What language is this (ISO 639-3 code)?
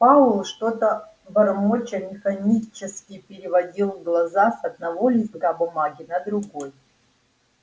rus